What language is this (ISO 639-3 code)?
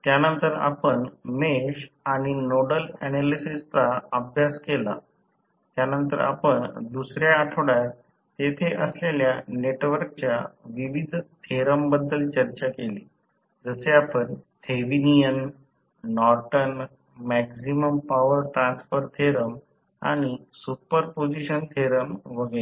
mar